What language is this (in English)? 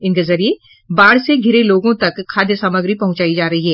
Hindi